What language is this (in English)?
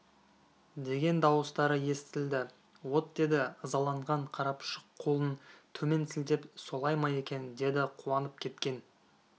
Kazakh